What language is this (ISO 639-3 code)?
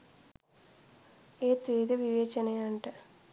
sin